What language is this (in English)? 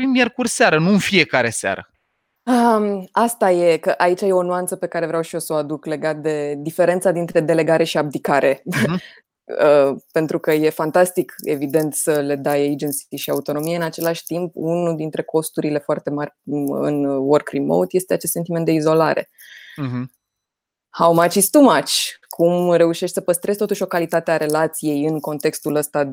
Romanian